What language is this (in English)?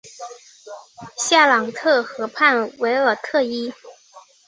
Chinese